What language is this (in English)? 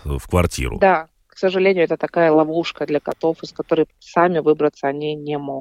Russian